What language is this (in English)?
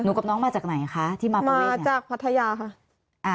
Thai